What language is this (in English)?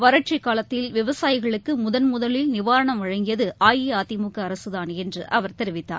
Tamil